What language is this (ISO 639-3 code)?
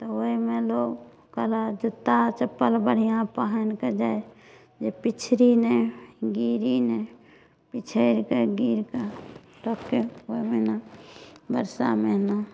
mai